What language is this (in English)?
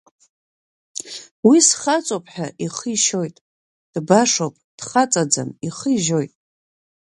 Abkhazian